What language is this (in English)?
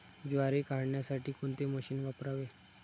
Marathi